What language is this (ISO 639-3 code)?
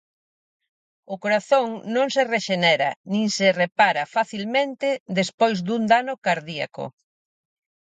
glg